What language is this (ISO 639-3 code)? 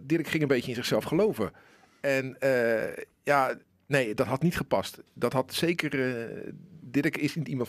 nld